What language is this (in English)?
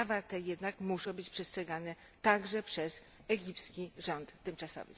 Polish